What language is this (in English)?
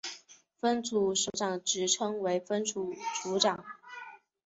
Chinese